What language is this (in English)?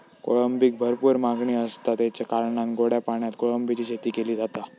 Marathi